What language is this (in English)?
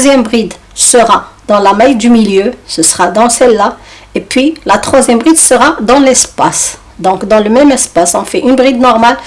French